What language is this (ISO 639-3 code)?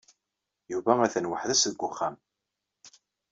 kab